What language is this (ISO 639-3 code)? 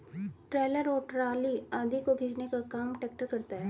hin